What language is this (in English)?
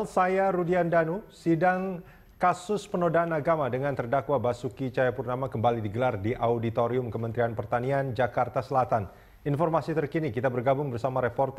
Indonesian